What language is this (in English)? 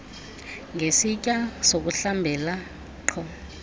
Xhosa